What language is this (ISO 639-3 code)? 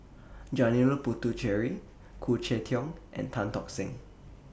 eng